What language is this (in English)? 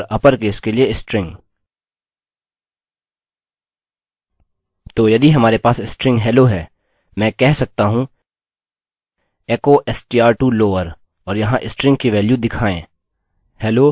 Hindi